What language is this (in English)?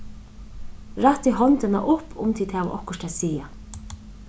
Faroese